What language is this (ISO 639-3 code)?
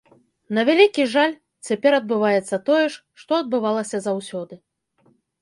bel